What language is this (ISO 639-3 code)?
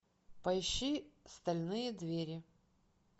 rus